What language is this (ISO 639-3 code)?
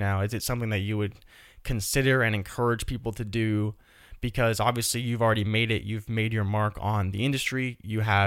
eng